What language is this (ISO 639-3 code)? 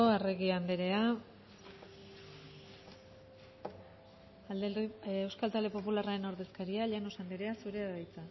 eus